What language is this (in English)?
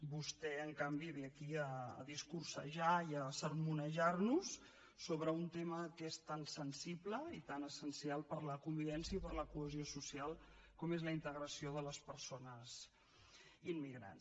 Catalan